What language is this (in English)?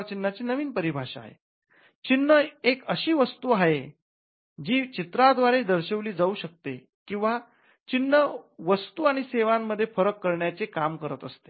Marathi